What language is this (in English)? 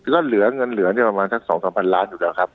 Thai